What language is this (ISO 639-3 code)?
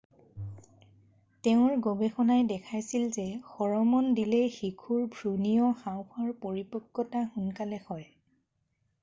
asm